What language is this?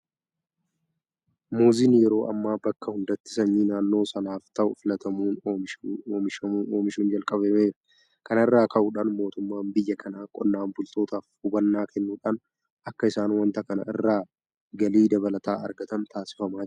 Oromo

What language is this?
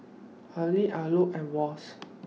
English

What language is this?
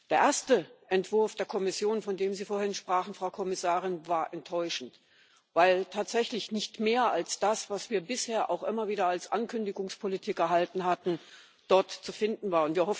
German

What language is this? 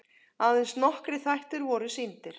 Icelandic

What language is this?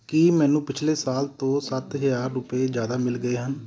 Punjabi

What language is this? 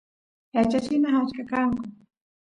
Santiago del Estero Quichua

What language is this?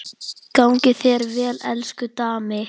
Icelandic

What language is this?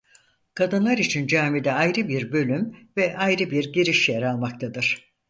Turkish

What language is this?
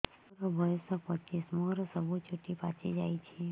Odia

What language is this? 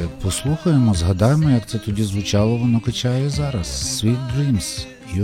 Ukrainian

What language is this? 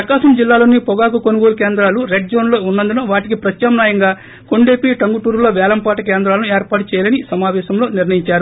Telugu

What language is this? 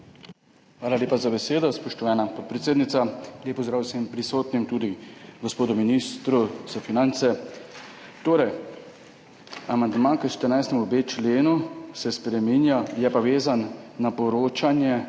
Slovenian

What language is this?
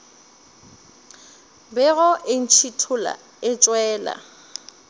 Northern Sotho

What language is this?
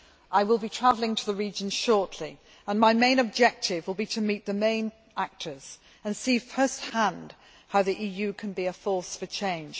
English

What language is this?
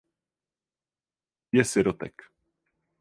Czech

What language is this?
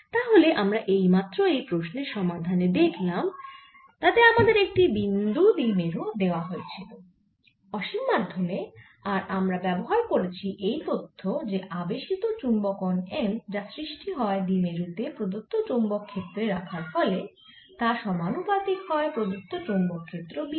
Bangla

